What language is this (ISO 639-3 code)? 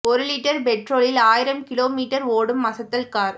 tam